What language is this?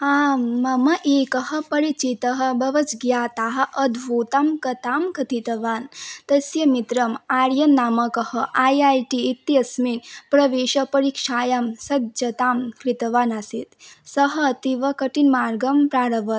Sanskrit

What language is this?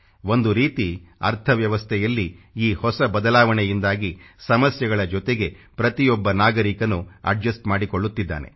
Kannada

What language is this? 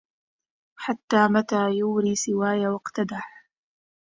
Arabic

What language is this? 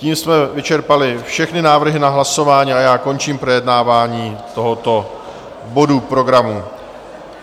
Czech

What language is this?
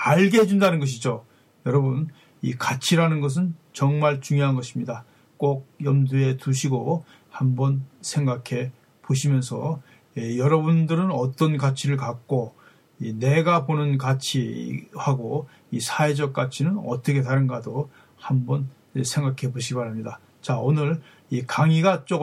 Korean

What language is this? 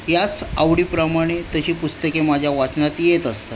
Marathi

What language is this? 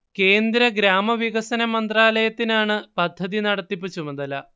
Malayalam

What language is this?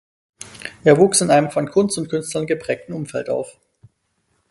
German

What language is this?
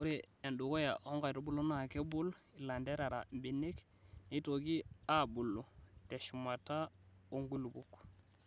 Masai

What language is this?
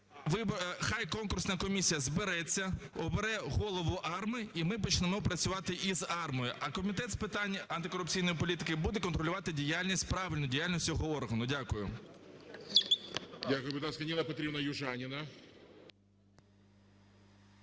Ukrainian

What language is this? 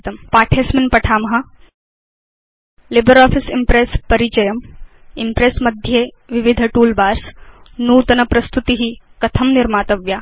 Sanskrit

